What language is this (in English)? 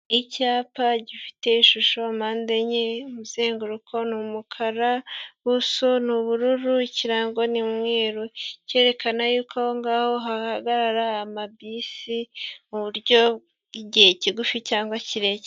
Kinyarwanda